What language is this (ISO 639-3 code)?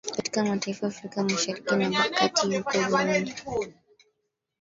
swa